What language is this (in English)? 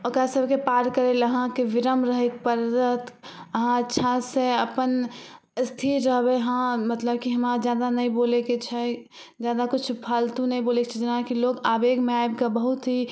Maithili